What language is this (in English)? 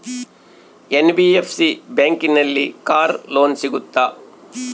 Kannada